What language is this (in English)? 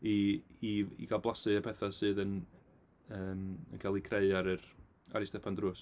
Welsh